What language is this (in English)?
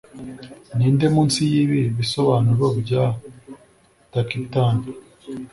Kinyarwanda